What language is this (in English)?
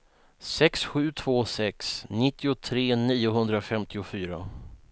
Swedish